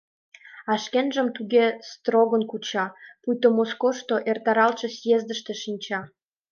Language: Mari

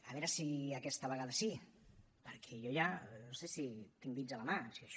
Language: Catalan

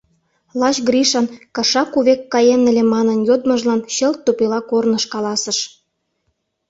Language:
Mari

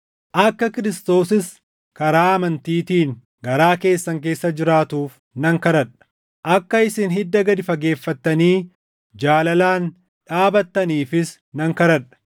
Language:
Oromo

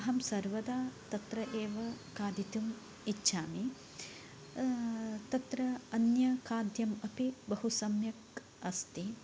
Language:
Sanskrit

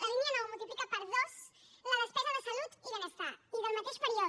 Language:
Catalan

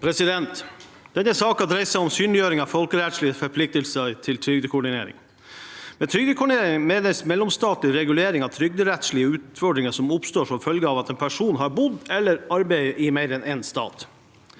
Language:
Norwegian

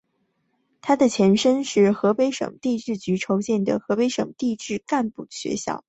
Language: Chinese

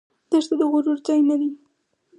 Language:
Pashto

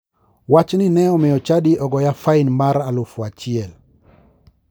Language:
Luo (Kenya and Tanzania)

